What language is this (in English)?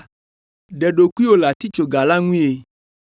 Ewe